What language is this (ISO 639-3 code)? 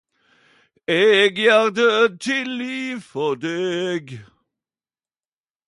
nno